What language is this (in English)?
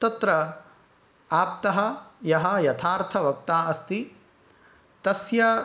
Sanskrit